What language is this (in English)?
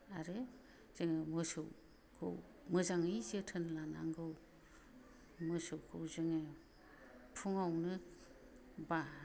Bodo